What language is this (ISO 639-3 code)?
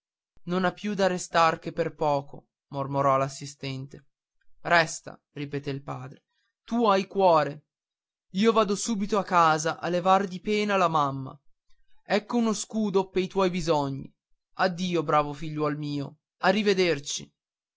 ita